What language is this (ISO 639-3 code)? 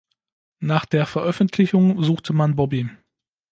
deu